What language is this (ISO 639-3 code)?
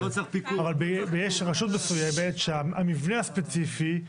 heb